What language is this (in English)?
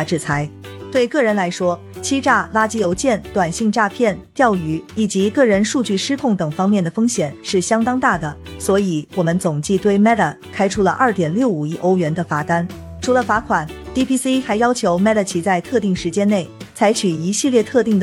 Chinese